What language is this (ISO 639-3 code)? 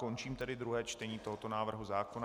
ces